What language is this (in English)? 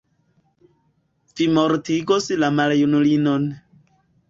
Esperanto